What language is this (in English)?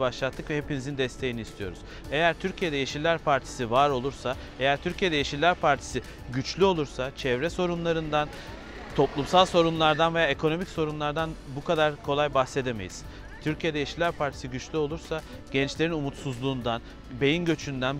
Turkish